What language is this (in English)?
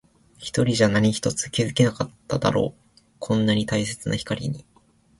Japanese